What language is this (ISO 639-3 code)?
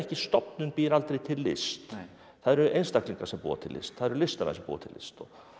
isl